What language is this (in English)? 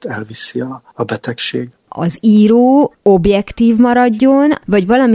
Hungarian